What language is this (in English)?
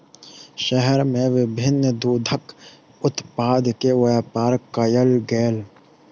Maithili